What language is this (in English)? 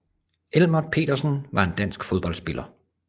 Danish